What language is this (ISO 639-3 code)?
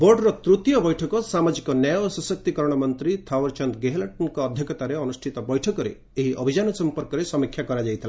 ori